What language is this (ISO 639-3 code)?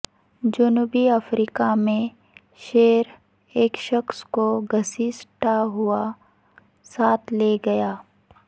urd